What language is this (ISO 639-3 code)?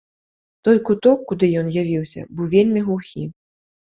bel